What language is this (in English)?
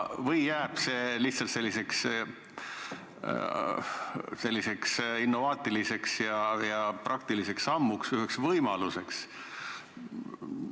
Estonian